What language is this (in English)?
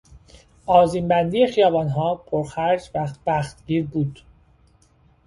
Persian